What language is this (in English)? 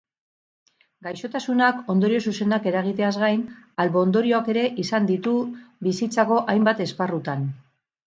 Basque